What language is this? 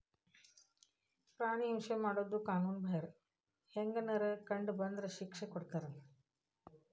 Kannada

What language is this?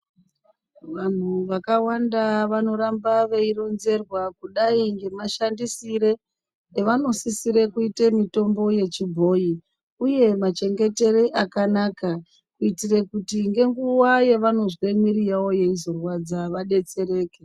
Ndau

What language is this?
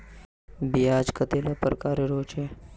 Magahi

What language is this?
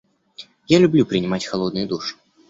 Russian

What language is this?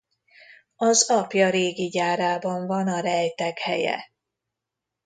Hungarian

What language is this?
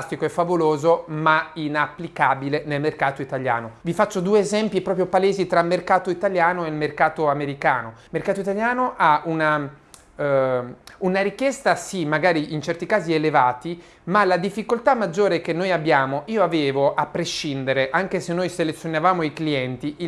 Italian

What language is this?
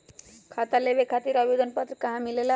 Magahi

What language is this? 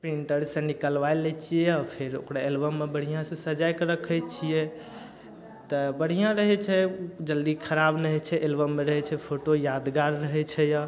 Maithili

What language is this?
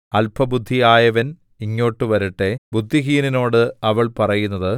Malayalam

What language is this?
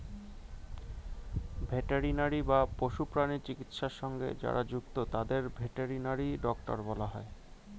Bangla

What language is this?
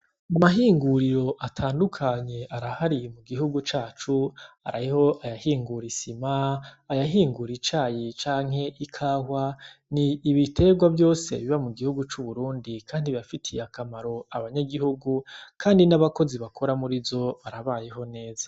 Rundi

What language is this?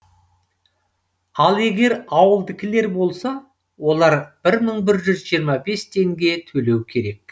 Kazakh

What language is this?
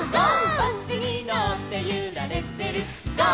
Japanese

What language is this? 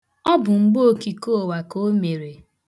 Igbo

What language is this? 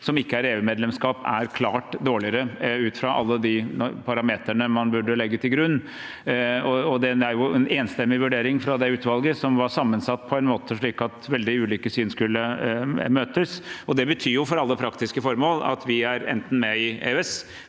Norwegian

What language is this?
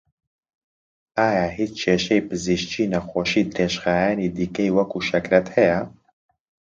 Central Kurdish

